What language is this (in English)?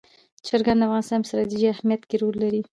Pashto